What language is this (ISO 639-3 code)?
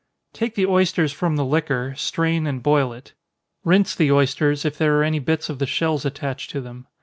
eng